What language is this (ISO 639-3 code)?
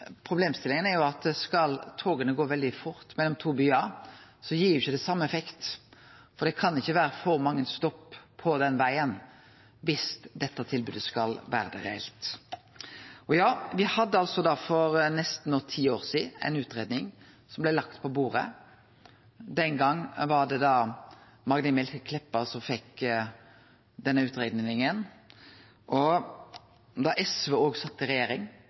nno